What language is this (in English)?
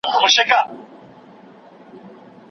Pashto